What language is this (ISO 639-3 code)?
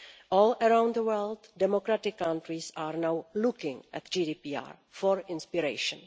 eng